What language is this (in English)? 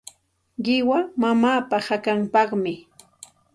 Santa Ana de Tusi Pasco Quechua